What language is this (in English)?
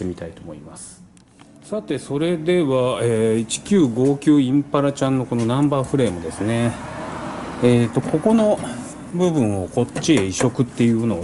Japanese